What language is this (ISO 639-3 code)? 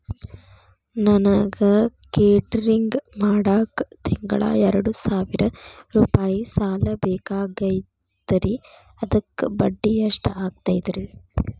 kan